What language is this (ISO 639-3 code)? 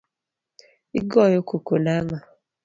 luo